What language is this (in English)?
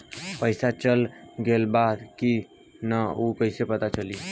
Bhojpuri